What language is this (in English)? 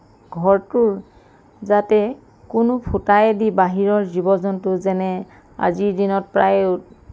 Assamese